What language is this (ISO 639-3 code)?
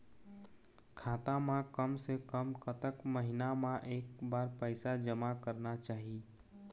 hne